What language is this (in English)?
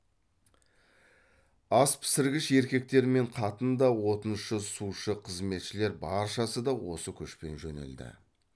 Kazakh